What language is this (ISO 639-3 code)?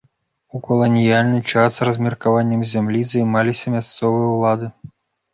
bel